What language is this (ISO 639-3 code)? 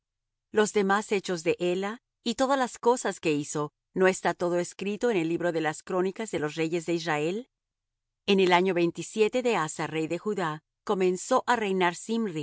spa